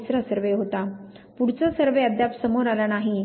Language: Marathi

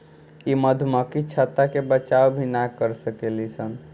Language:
Bhojpuri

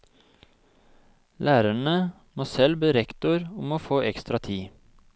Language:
Norwegian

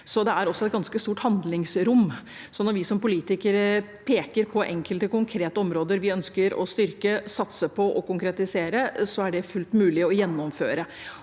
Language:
Norwegian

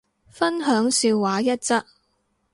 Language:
Cantonese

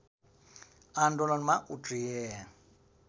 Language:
Nepali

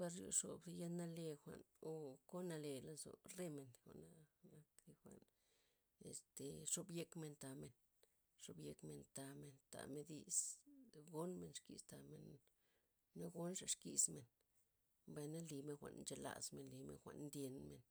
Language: Loxicha Zapotec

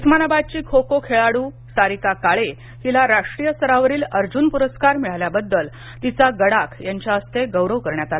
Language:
Marathi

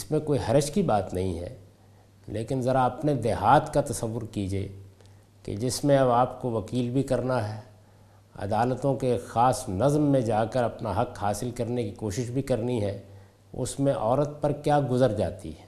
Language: Urdu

